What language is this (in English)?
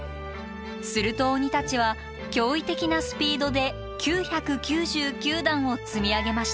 Japanese